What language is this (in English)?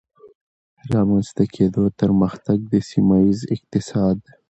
Pashto